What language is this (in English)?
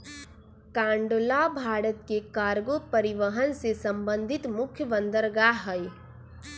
Magahi